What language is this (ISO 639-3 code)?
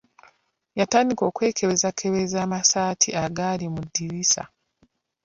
lug